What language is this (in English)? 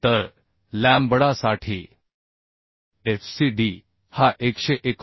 Marathi